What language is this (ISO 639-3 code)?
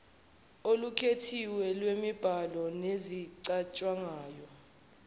zul